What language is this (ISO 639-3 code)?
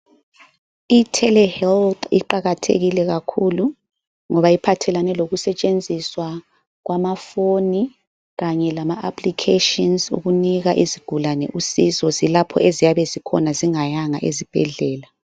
nde